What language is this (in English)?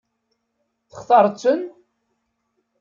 Kabyle